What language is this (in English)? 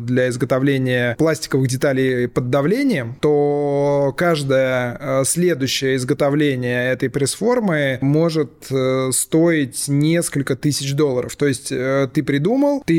Russian